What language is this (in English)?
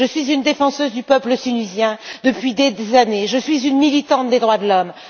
French